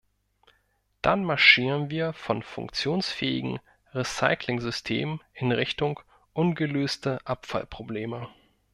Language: German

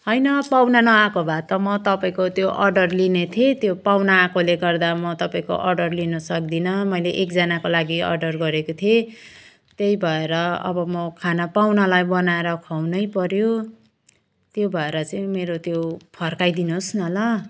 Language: Nepali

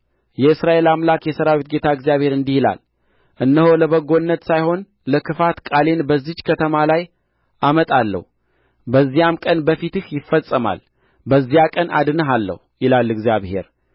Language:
Amharic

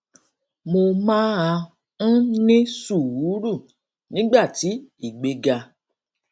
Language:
Yoruba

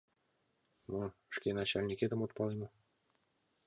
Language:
Mari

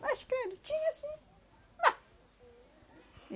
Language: Portuguese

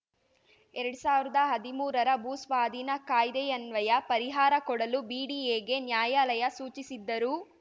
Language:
Kannada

